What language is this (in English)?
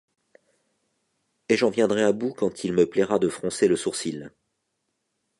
French